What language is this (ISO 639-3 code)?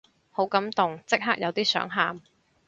yue